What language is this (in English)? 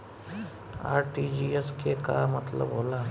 Bhojpuri